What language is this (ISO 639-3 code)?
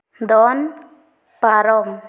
sat